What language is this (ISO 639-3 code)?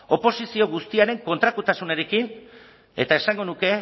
eus